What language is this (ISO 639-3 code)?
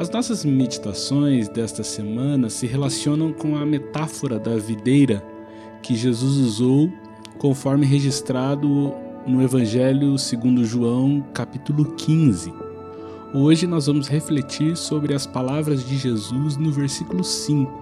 por